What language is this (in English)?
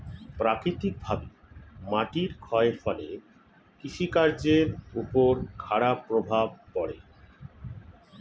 Bangla